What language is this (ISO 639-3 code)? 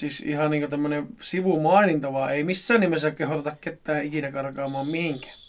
fin